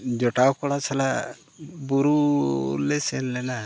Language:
Santali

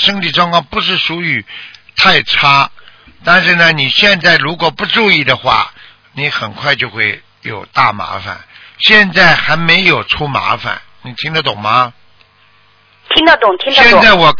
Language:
Chinese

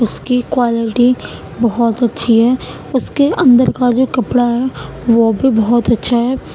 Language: Urdu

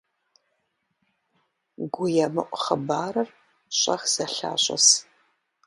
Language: Kabardian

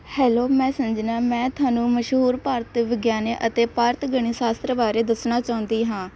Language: Punjabi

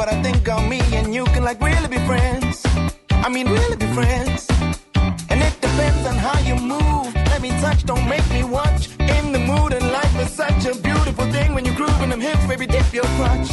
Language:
Hungarian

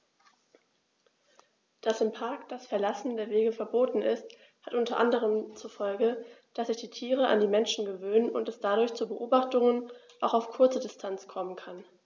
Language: German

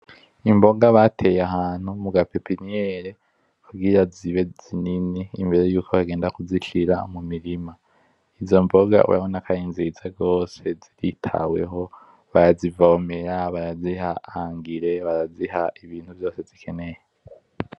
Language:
Rundi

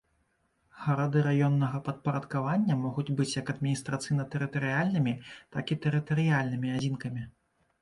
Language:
Belarusian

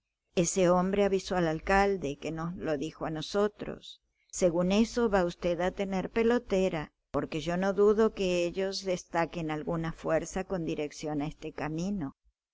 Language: Spanish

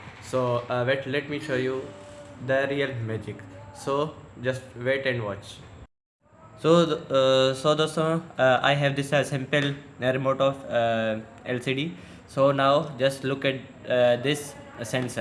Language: English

